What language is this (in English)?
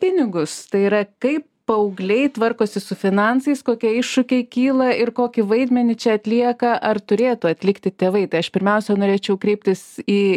Lithuanian